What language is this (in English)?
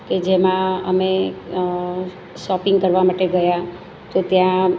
Gujarati